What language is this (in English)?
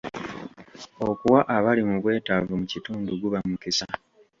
Ganda